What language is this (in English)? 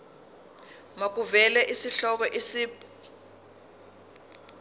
Zulu